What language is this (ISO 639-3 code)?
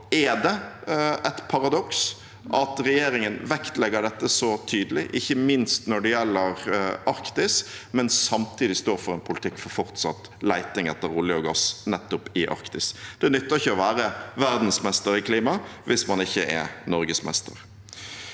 nor